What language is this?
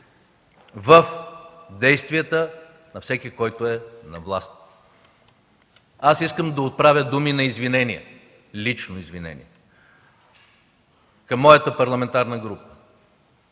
Bulgarian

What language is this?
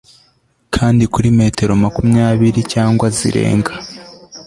Kinyarwanda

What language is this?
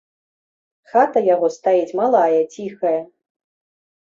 Belarusian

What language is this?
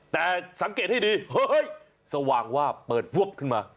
Thai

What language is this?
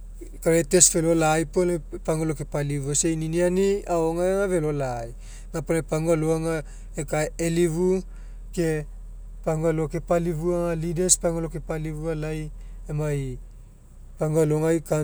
Mekeo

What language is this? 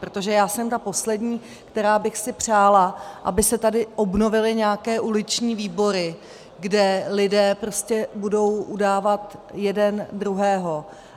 Czech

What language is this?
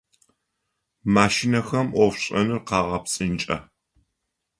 Adyghe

